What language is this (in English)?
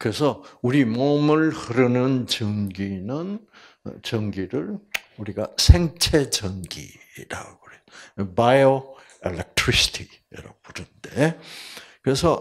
Korean